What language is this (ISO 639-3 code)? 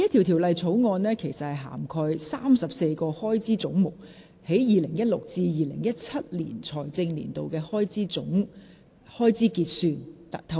yue